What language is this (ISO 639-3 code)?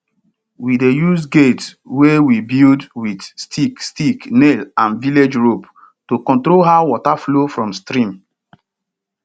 pcm